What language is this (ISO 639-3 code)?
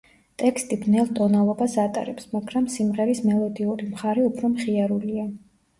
kat